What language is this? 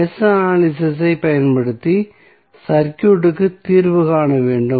Tamil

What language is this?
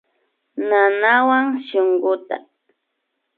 Imbabura Highland Quichua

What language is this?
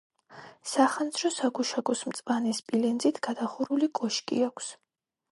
Georgian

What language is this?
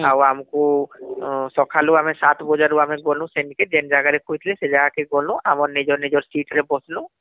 Odia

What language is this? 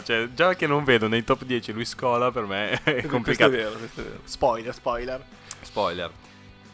Italian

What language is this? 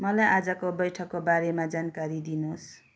Nepali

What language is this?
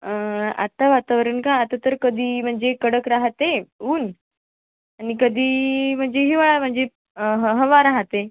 Marathi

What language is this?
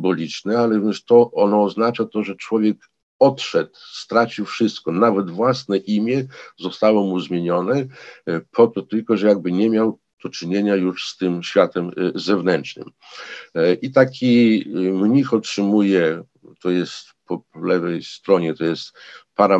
Polish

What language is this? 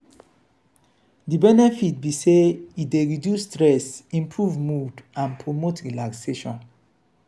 Nigerian Pidgin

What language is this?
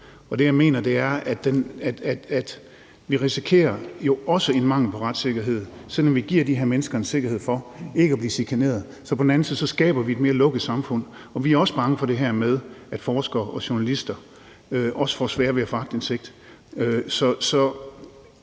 Danish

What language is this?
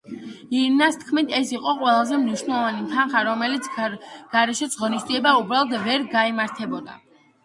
Georgian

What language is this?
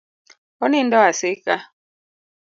Luo (Kenya and Tanzania)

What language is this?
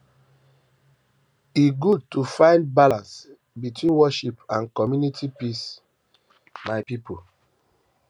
Nigerian Pidgin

